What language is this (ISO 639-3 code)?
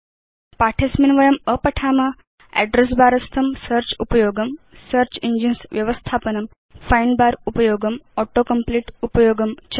san